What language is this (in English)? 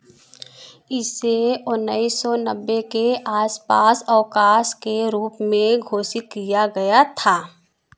Hindi